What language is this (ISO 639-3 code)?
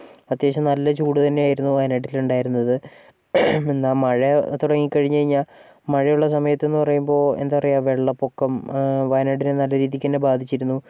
mal